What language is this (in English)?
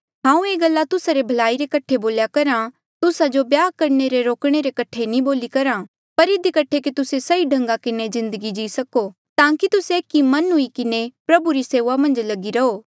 Mandeali